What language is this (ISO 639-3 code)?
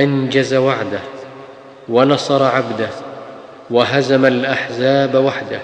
ara